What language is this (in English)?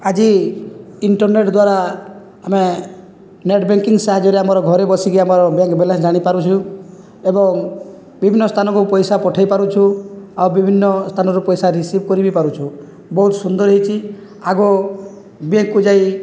Odia